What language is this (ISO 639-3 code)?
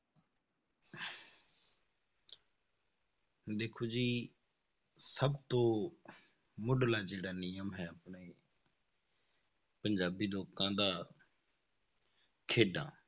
pan